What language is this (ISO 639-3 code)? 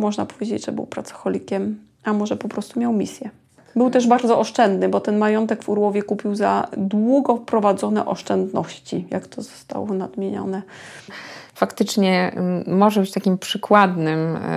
pol